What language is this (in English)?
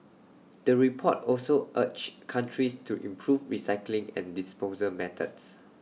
English